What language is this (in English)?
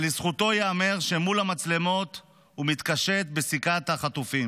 Hebrew